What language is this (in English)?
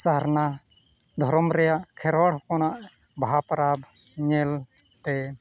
Santali